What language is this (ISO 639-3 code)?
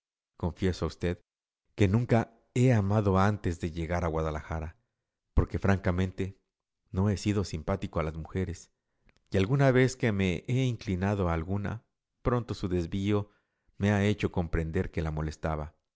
spa